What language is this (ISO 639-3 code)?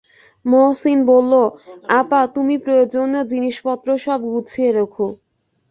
ben